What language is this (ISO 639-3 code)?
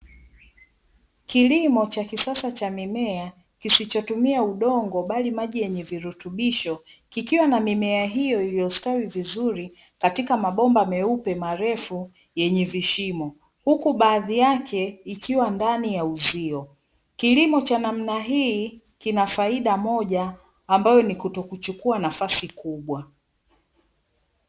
swa